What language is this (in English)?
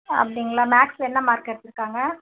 Tamil